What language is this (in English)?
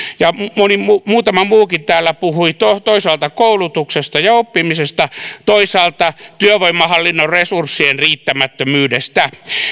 Finnish